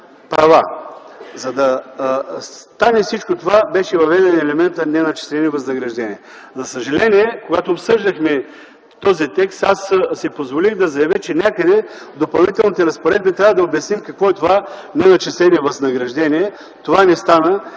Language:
Bulgarian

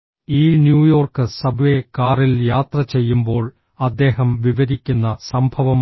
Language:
Malayalam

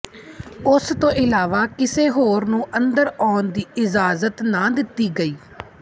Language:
Punjabi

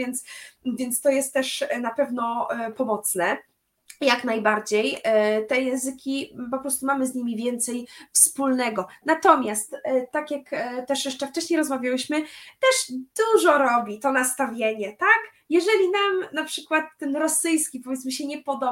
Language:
Polish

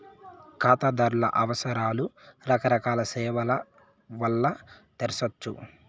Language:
Telugu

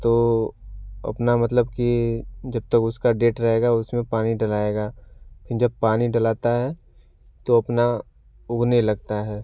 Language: Hindi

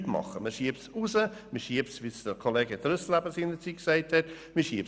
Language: Swiss German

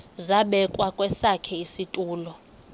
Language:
Xhosa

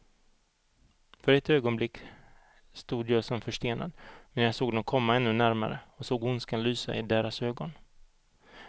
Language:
Swedish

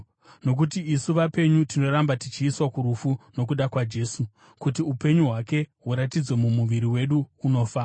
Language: Shona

